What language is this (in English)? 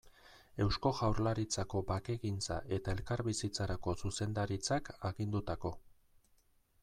Basque